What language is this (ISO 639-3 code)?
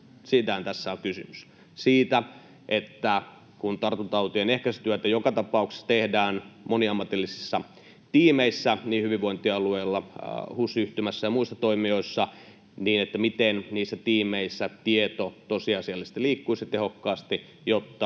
fin